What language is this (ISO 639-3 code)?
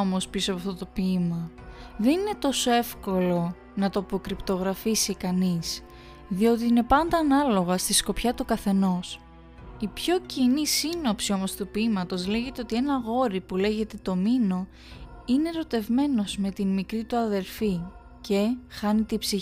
ell